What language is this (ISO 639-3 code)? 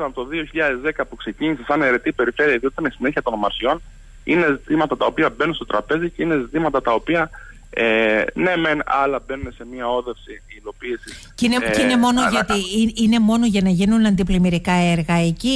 ell